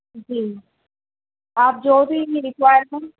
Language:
Urdu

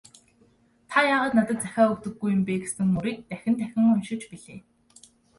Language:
Mongolian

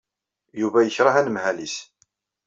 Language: Kabyle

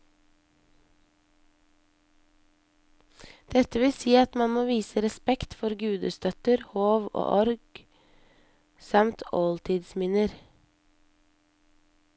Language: Norwegian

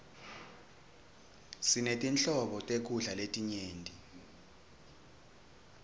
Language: Swati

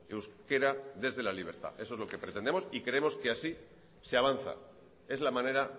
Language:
Spanish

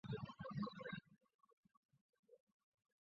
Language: Chinese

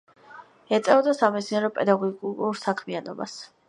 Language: Georgian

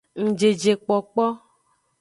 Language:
Aja (Benin)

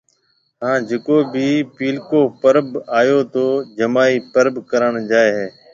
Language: Marwari (Pakistan)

